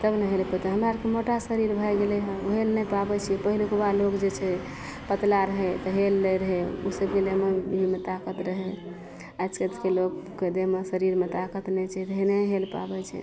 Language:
Maithili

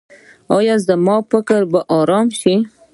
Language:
Pashto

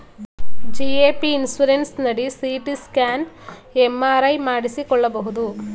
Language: Kannada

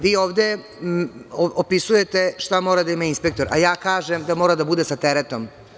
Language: Serbian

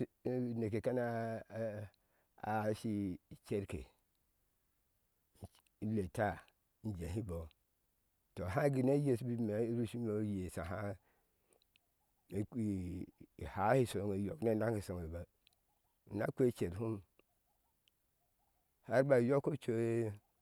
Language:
Ashe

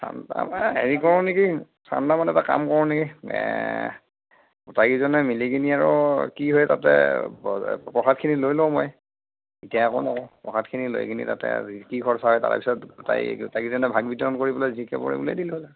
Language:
Assamese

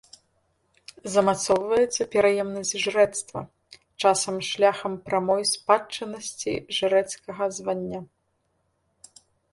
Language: Belarusian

